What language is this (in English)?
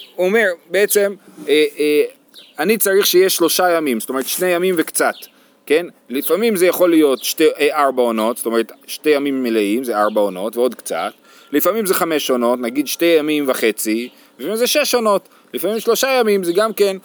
Hebrew